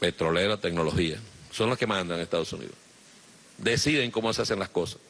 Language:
Spanish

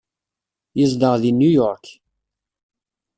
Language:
Kabyle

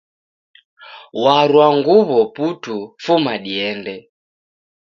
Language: Taita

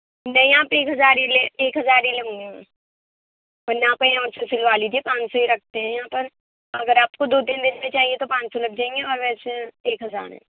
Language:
Urdu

